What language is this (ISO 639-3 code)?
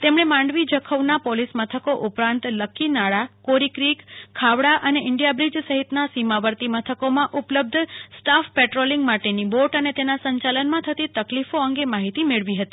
guj